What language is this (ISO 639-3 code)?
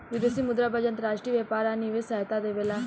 bho